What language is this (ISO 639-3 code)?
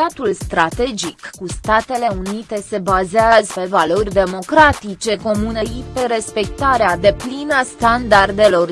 ron